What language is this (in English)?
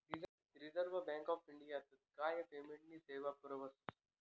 Marathi